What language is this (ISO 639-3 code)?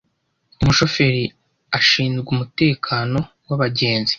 kin